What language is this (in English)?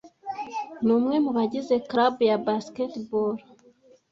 Kinyarwanda